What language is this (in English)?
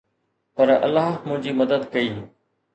Sindhi